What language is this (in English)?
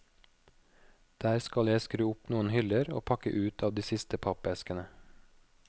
Norwegian